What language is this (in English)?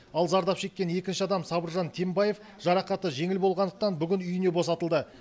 Kazakh